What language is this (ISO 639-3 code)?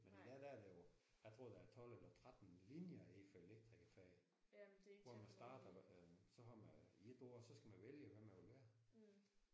dan